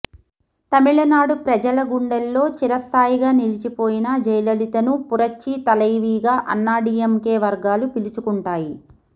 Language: Telugu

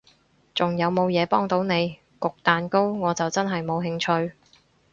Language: Cantonese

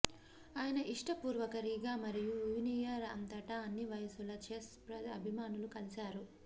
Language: Telugu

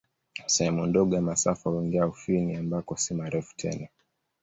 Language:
Swahili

